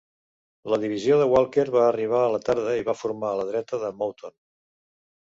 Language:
Catalan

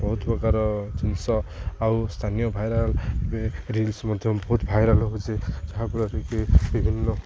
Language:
Odia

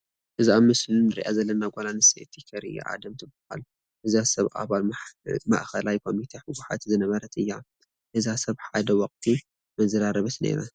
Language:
Tigrinya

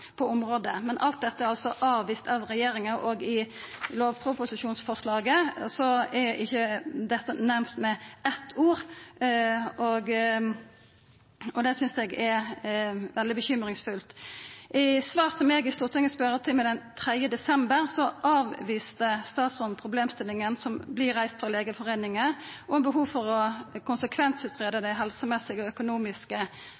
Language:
Norwegian Nynorsk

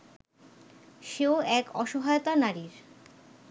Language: Bangla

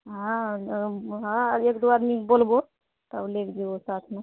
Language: Maithili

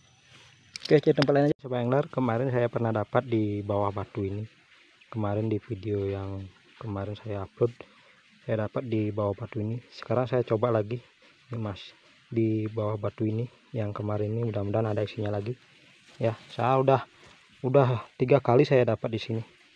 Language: Indonesian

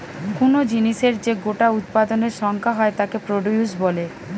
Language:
Bangla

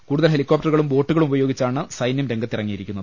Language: Malayalam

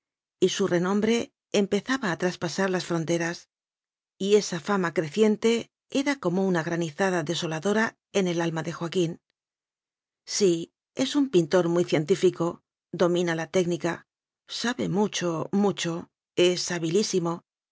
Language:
Spanish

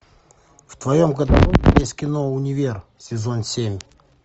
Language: Russian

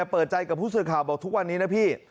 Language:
Thai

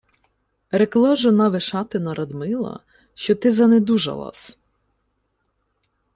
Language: Ukrainian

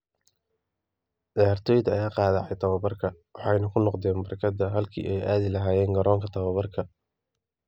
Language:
Somali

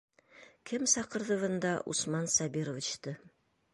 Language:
Bashkir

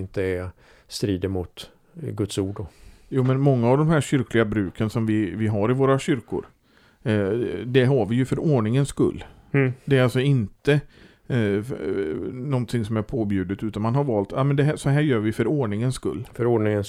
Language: Swedish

